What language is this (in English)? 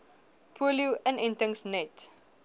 Afrikaans